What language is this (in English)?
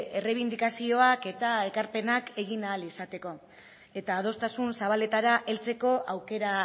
Basque